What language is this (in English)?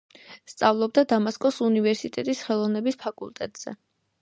Georgian